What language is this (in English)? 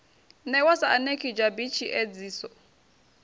Venda